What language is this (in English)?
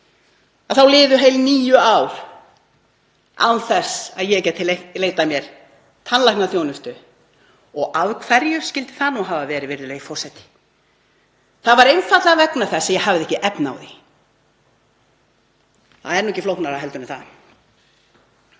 Icelandic